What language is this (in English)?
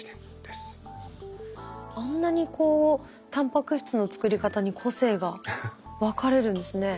Japanese